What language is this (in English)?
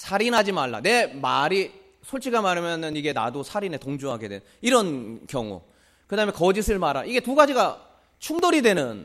Korean